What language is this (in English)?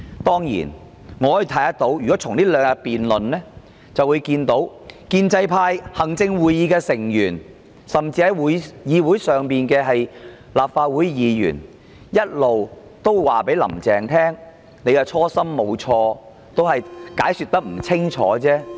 Cantonese